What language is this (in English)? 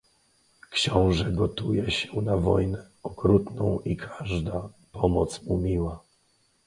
Polish